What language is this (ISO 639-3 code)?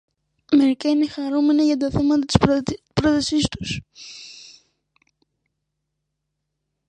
ell